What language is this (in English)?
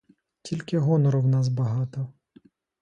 Ukrainian